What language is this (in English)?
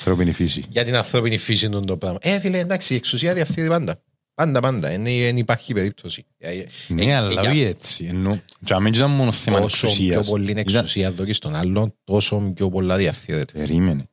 Greek